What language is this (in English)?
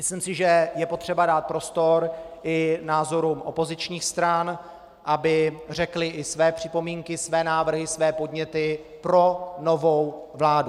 Czech